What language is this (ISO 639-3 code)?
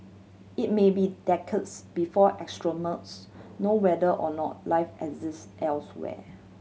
eng